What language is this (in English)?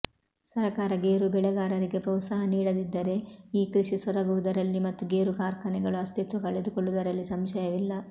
Kannada